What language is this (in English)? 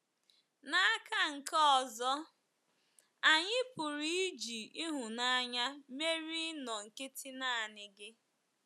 Igbo